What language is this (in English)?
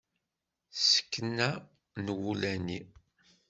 Kabyle